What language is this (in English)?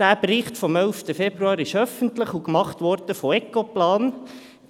Swiss German